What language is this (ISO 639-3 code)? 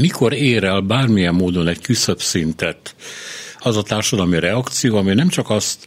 hun